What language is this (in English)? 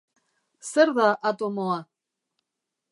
Basque